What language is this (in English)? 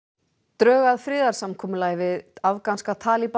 Icelandic